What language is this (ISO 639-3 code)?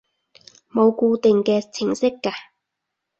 yue